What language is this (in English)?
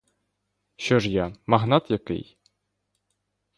Ukrainian